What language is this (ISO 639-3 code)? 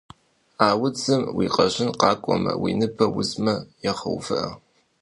kbd